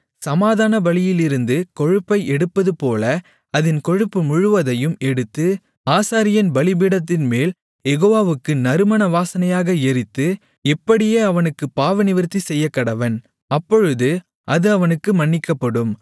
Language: Tamil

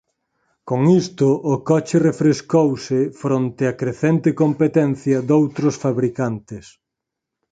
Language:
Galician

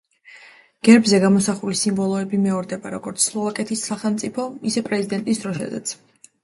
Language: Georgian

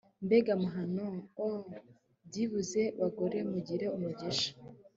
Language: Kinyarwanda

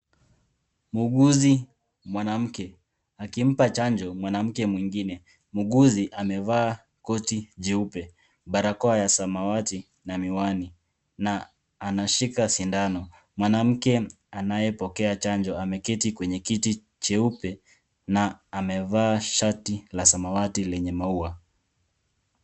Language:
Swahili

